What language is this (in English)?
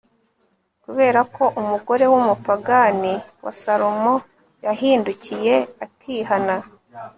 Kinyarwanda